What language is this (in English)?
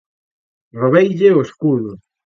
Galician